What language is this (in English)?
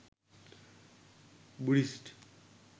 Sinhala